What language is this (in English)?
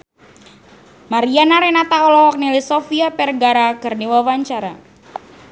Sundanese